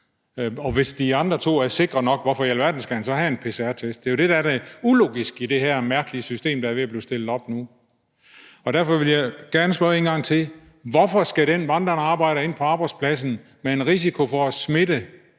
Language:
Danish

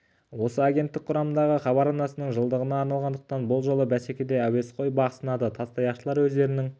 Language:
Kazakh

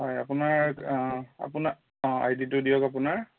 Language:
Assamese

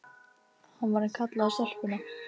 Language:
Icelandic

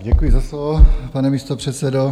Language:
Czech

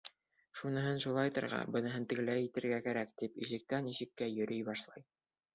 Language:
Bashkir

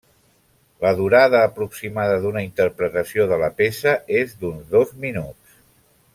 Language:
Catalan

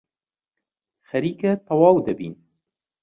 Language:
Central Kurdish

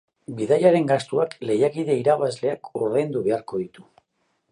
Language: Basque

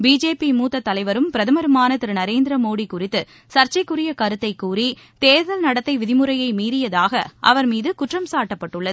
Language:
Tamil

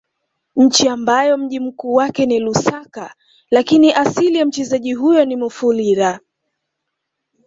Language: Swahili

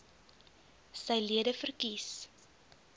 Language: Afrikaans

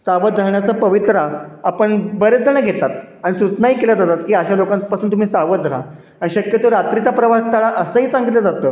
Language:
Marathi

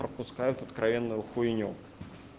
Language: Russian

